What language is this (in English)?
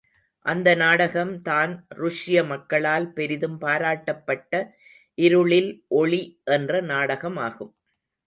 Tamil